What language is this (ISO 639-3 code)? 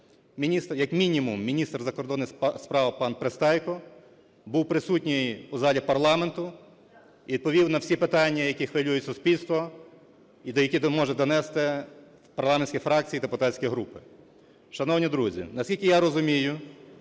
ukr